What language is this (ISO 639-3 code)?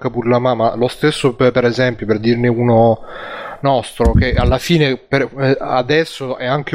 ita